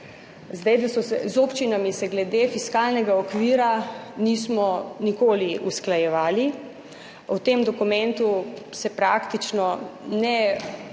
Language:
Slovenian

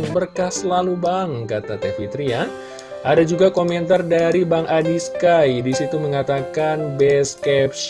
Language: Indonesian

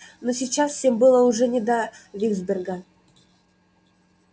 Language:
Russian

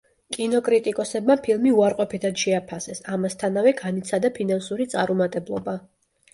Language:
Georgian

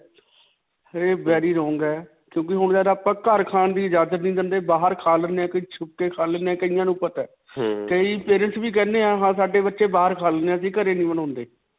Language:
Punjabi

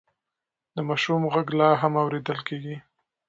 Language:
Pashto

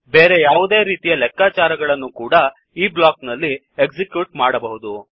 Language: Kannada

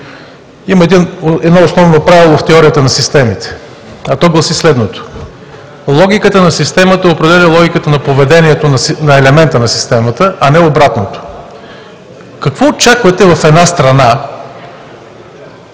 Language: Bulgarian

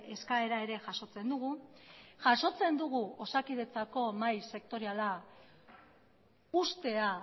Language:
Basque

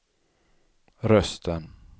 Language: Swedish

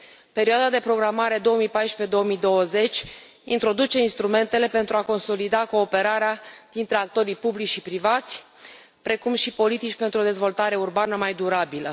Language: Romanian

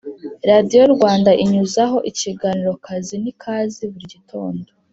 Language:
Kinyarwanda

